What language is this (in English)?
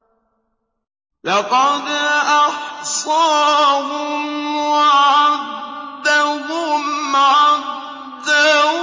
Arabic